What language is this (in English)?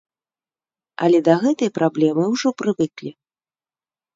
Belarusian